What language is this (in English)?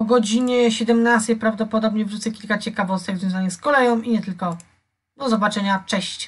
Polish